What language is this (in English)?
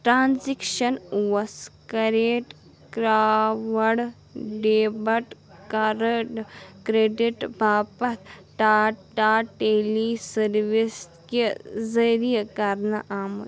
Kashmiri